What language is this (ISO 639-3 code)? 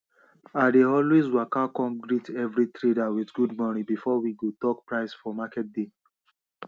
pcm